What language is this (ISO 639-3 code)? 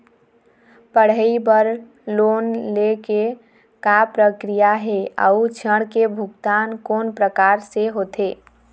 hne